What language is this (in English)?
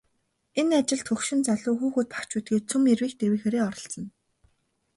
Mongolian